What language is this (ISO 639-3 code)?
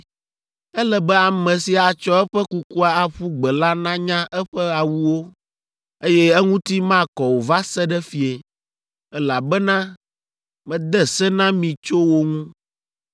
ewe